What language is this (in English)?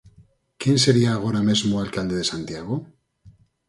Galician